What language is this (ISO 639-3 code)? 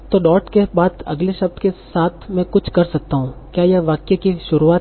hin